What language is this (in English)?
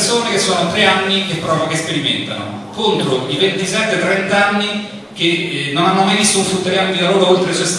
Italian